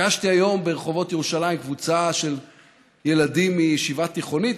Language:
Hebrew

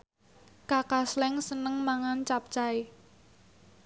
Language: Javanese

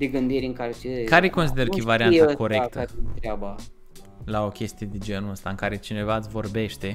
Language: Romanian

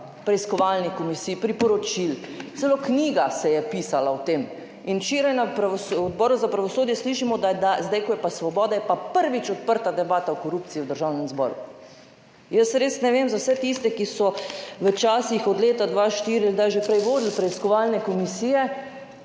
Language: Slovenian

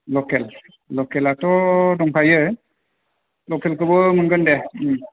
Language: Bodo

